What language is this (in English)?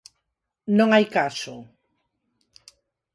Galician